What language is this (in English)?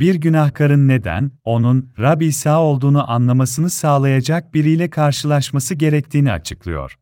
Turkish